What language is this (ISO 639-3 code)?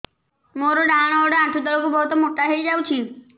ori